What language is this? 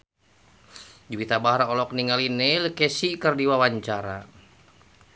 Sundanese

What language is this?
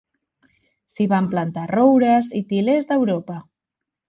Catalan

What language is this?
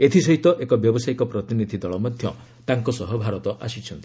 Odia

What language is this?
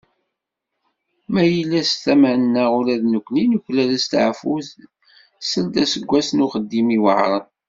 Kabyle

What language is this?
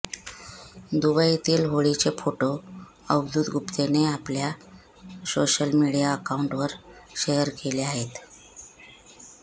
Marathi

